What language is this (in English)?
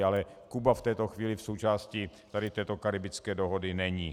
Czech